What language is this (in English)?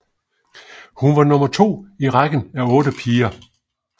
Danish